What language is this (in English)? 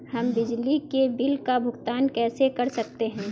Hindi